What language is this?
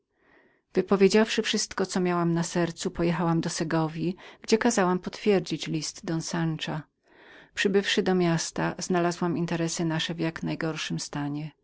Polish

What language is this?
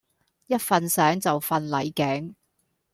Cantonese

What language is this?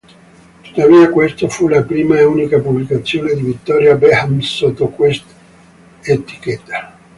Italian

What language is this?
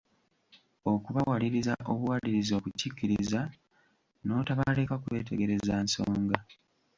Ganda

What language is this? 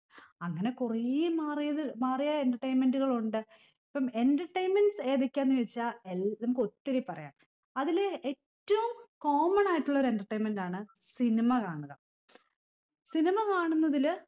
Malayalam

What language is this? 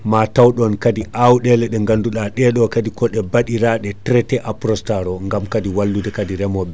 Fula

